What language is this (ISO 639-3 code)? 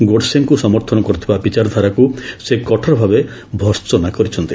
ori